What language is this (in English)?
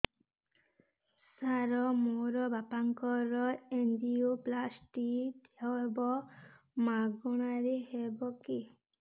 Odia